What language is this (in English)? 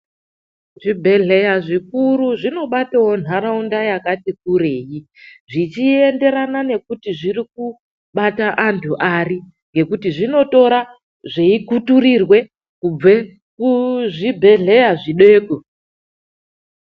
Ndau